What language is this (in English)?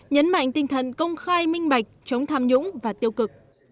Vietnamese